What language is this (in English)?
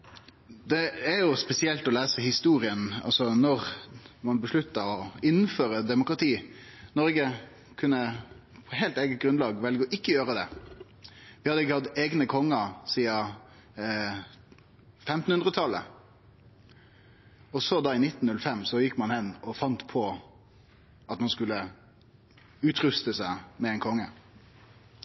Norwegian Nynorsk